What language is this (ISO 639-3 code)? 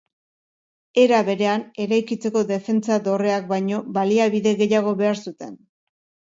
eus